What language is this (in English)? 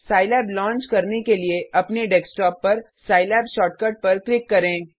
Hindi